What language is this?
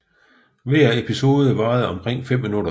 Danish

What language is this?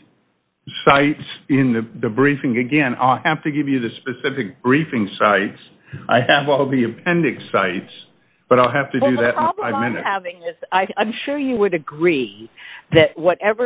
English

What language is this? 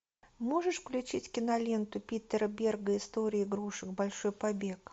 Russian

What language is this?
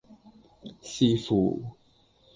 Cantonese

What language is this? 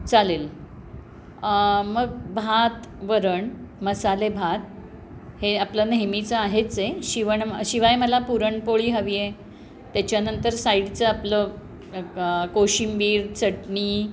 Marathi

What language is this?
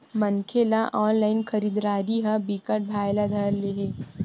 Chhattisgarhi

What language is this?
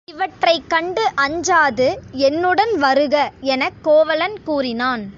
Tamil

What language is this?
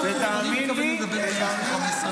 Hebrew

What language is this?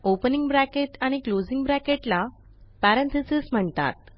Marathi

